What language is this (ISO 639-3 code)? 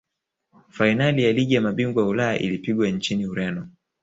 swa